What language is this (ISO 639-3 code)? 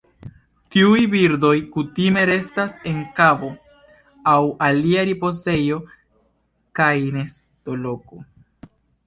epo